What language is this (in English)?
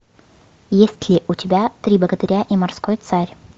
Russian